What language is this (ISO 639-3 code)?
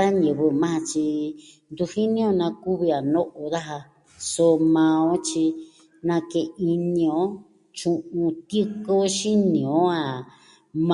meh